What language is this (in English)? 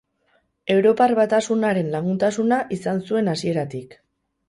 Basque